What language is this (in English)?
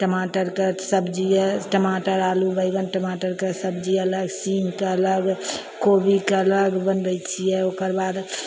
Maithili